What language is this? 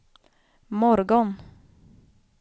Swedish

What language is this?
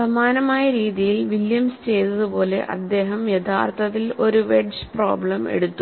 Malayalam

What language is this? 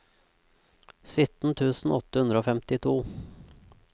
Norwegian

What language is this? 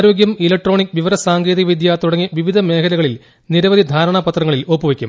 Malayalam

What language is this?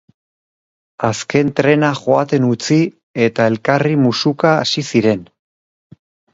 Basque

